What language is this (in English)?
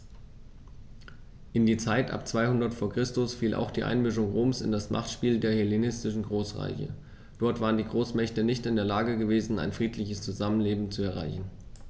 German